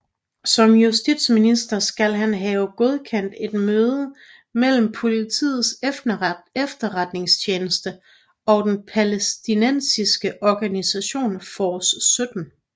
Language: Danish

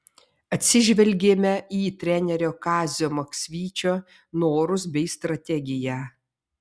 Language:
Lithuanian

